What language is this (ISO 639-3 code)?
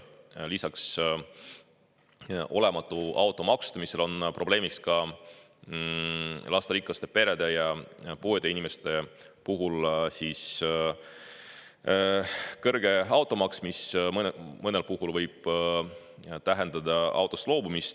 est